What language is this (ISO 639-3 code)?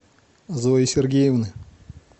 rus